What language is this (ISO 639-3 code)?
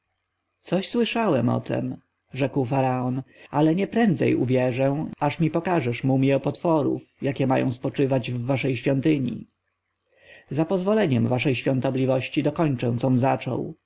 pol